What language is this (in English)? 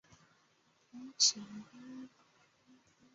Chinese